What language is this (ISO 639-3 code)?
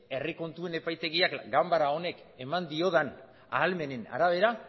eus